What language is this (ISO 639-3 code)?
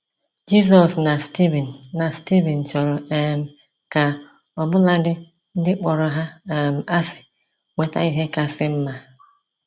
ibo